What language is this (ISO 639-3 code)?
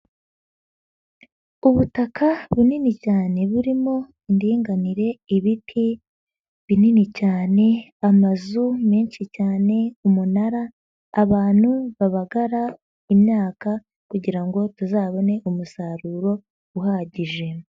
kin